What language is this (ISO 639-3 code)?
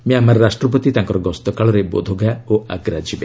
ori